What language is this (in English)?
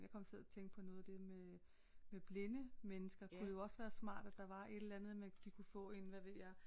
Danish